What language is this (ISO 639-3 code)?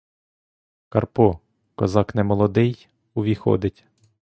ukr